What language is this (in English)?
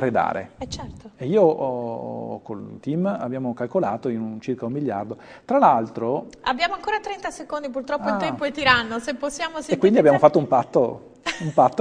Italian